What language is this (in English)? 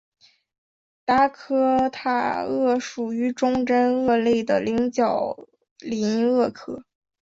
Chinese